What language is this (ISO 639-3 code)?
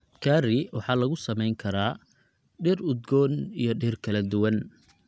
som